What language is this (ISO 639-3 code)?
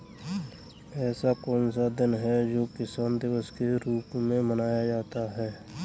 hin